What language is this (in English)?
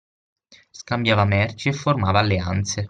Italian